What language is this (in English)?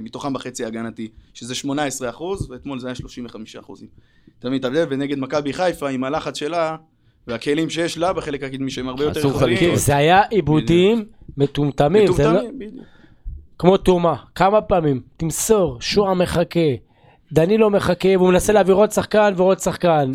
Hebrew